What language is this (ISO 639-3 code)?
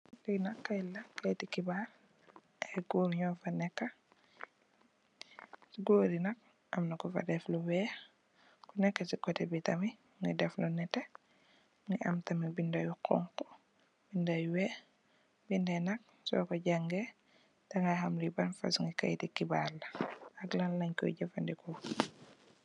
wol